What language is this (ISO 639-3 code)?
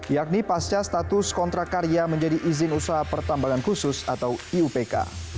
ind